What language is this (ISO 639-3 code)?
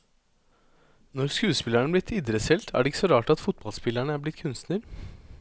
nor